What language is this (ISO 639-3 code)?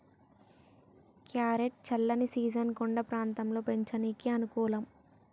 tel